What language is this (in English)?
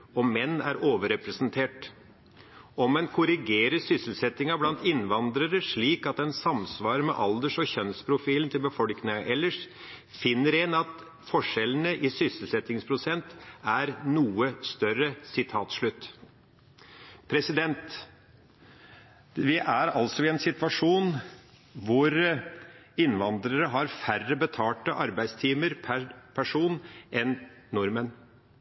Norwegian Nynorsk